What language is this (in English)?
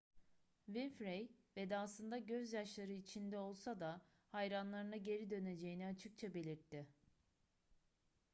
Turkish